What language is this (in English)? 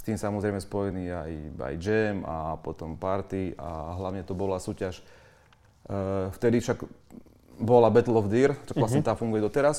Slovak